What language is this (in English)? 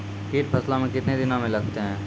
Maithili